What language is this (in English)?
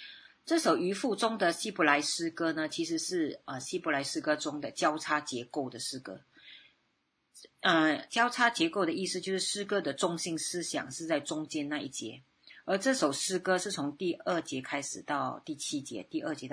Chinese